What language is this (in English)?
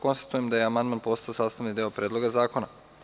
Serbian